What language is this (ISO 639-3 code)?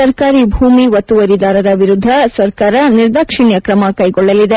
kan